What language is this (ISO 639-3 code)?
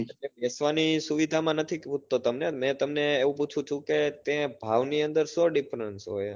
guj